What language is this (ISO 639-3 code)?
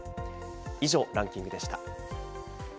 jpn